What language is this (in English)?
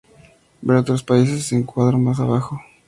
Spanish